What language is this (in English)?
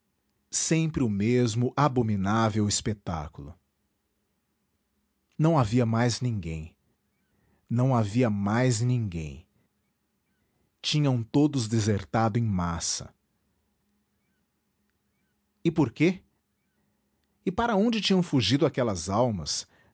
Portuguese